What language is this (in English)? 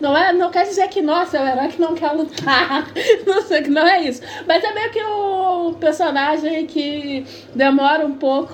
Portuguese